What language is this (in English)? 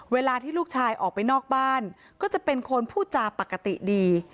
Thai